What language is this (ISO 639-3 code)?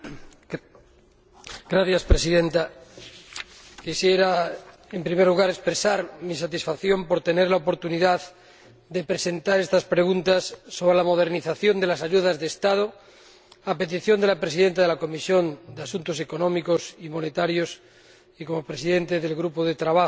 spa